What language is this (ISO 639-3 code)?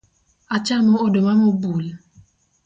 luo